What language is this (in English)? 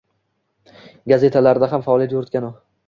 Uzbek